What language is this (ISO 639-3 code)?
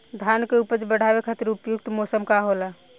bho